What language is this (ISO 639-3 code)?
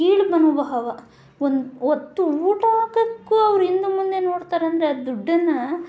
kan